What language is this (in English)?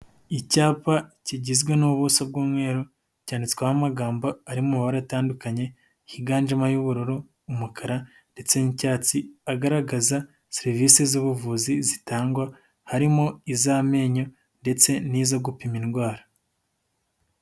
Kinyarwanda